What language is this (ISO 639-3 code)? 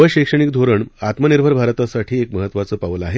mar